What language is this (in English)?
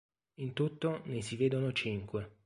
Italian